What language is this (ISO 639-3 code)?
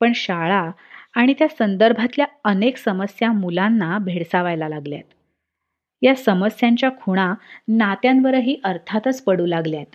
mar